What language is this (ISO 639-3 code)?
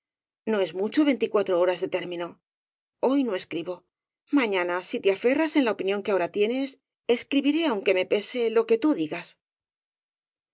spa